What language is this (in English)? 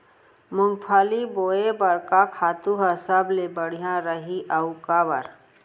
Chhattisgarhi